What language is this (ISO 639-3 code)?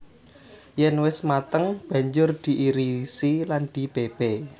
jav